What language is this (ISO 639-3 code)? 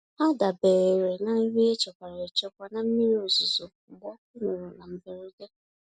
ibo